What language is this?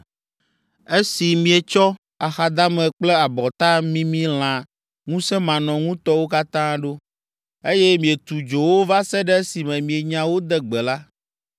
Ewe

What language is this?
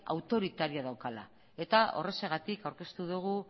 Basque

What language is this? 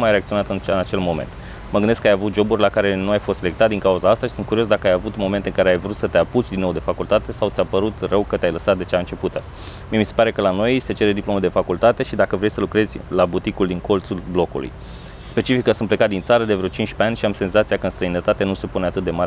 Romanian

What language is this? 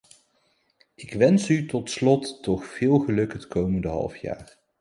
Dutch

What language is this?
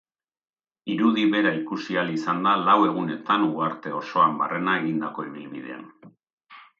Basque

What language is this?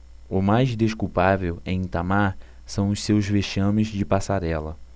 Portuguese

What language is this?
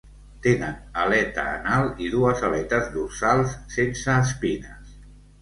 Catalan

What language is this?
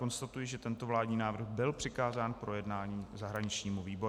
Czech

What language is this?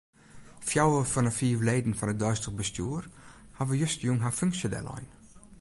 Western Frisian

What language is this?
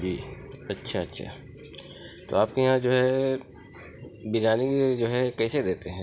Urdu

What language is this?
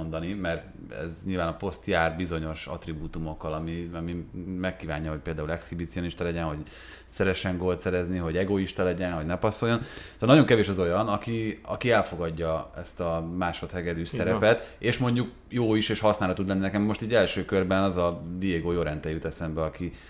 Hungarian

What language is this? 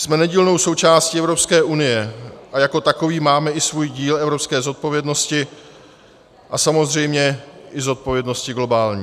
Czech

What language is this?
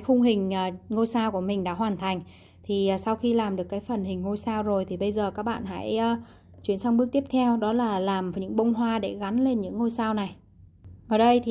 Vietnamese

